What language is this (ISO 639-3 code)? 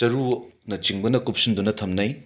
mni